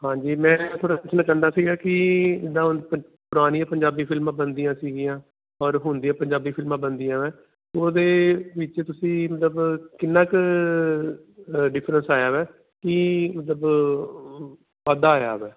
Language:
Punjabi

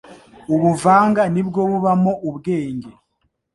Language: Kinyarwanda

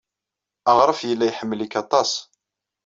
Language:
Kabyle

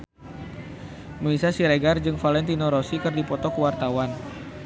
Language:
Sundanese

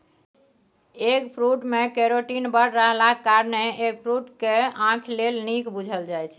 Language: Maithili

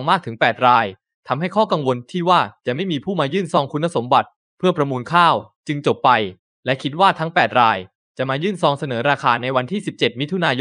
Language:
Thai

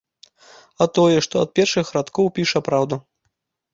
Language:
Belarusian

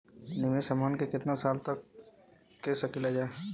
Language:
Bhojpuri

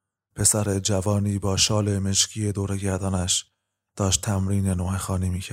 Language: Persian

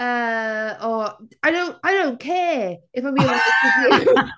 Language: Welsh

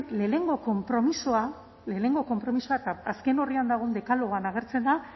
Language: Basque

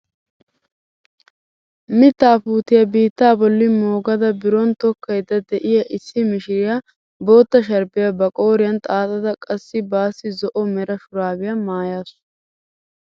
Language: Wolaytta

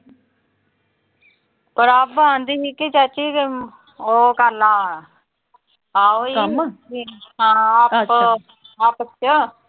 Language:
Punjabi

